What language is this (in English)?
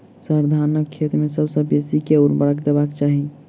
Maithili